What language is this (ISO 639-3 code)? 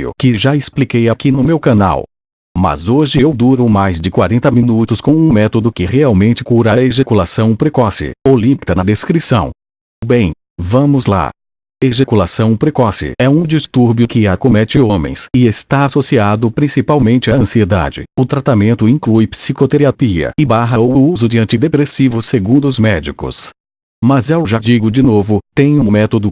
por